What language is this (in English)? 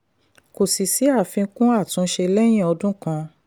Yoruba